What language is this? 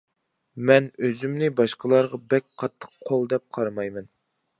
Uyghur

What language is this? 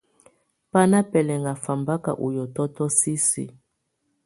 Tunen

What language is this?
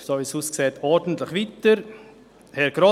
Swiss German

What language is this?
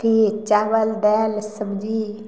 Maithili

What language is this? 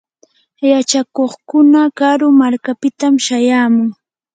Yanahuanca Pasco Quechua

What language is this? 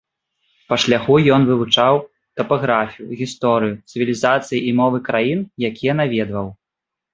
Belarusian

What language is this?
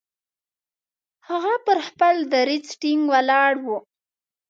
Pashto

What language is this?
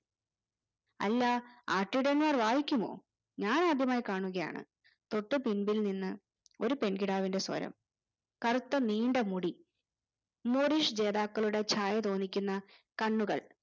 Malayalam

